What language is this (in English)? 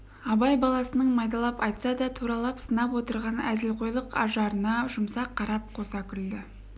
Kazakh